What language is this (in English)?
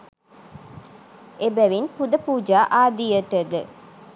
Sinhala